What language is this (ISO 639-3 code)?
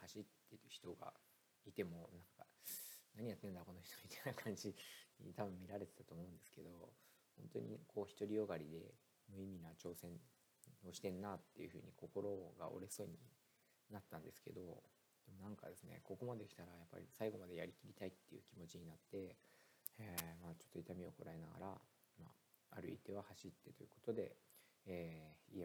jpn